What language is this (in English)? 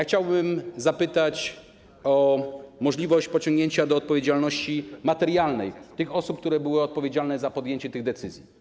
Polish